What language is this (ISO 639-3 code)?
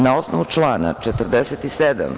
srp